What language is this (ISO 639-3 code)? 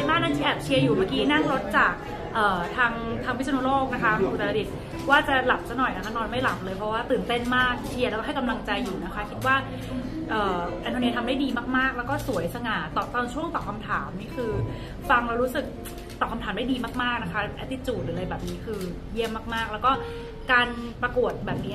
tha